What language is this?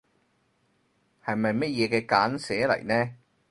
Cantonese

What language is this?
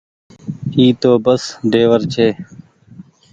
Goaria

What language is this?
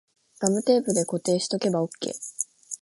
Japanese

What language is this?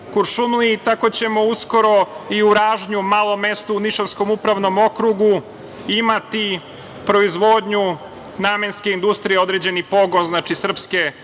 Serbian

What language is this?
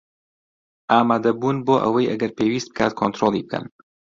Central Kurdish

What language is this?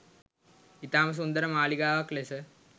Sinhala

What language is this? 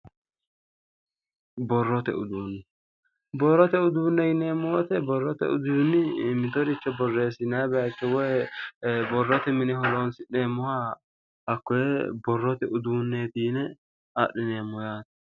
Sidamo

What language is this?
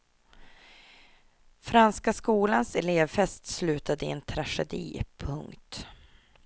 Swedish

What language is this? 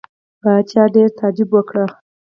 Pashto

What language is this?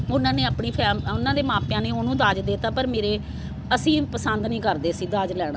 Punjabi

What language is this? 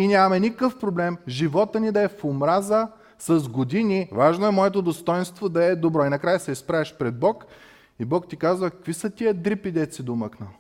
Bulgarian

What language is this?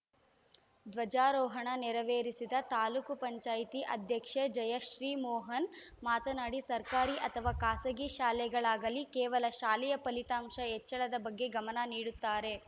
Kannada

